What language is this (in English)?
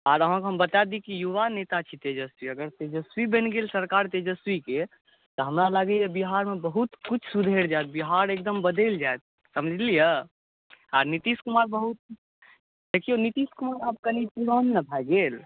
Maithili